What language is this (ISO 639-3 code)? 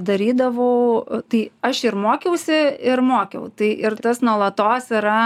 lit